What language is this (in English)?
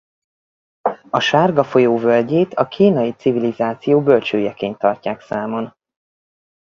Hungarian